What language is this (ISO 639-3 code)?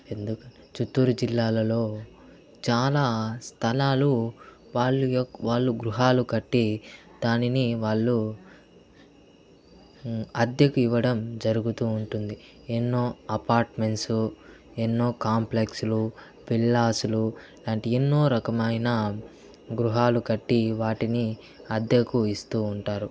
tel